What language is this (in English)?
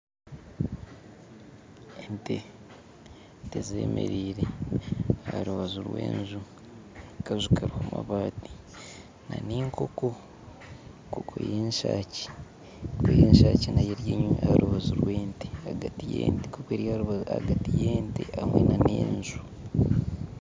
Nyankole